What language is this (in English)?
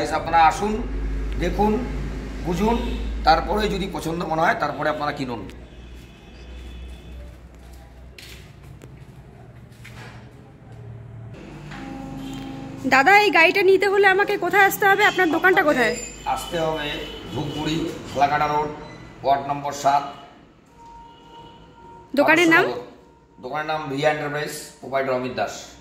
Indonesian